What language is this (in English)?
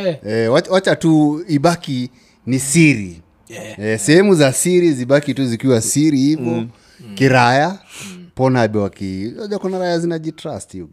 Swahili